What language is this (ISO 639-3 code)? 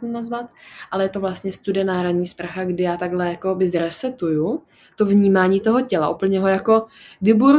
ces